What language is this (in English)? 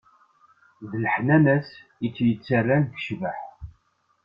Kabyle